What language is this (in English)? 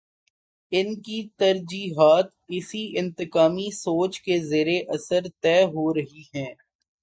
Urdu